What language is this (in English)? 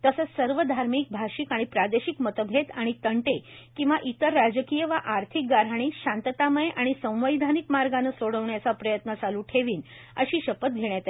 Marathi